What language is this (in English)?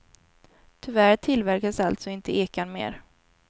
Swedish